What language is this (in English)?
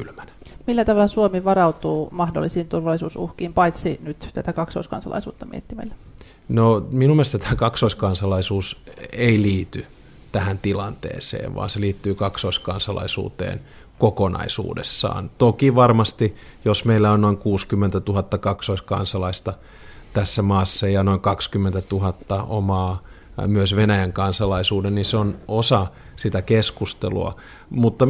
Finnish